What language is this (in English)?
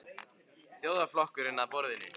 Icelandic